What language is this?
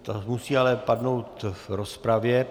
Czech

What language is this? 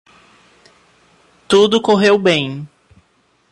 Portuguese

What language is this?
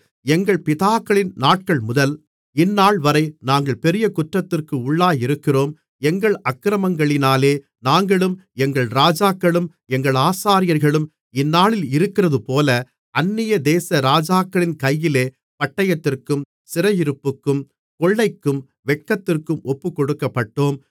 Tamil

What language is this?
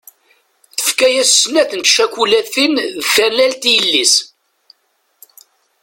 Kabyle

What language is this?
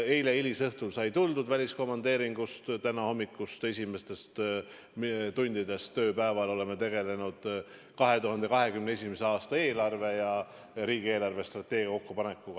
Estonian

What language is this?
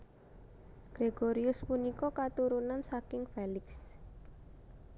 Javanese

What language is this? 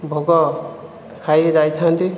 Odia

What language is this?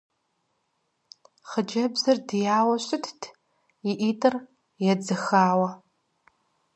Kabardian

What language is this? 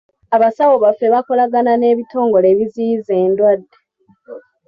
Ganda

